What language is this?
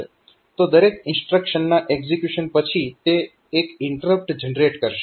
Gujarati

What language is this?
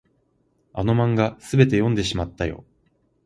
Japanese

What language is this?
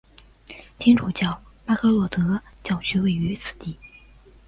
Chinese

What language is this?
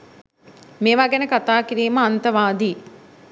Sinhala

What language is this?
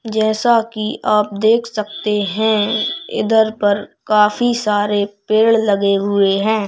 Hindi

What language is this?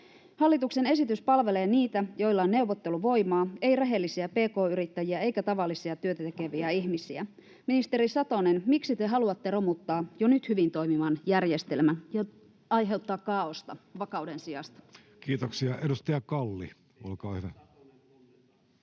Finnish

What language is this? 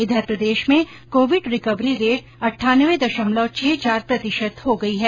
Hindi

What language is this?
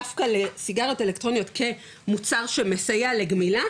Hebrew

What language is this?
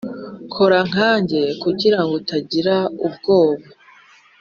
Kinyarwanda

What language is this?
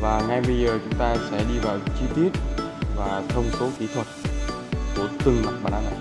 Vietnamese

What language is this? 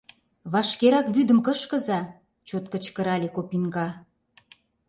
Mari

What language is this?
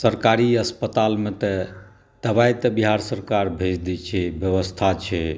Maithili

